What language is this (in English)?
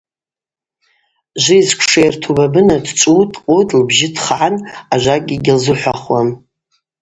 Abaza